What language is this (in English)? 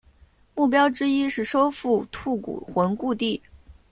Chinese